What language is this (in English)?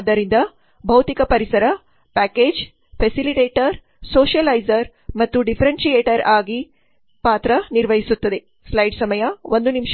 Kannada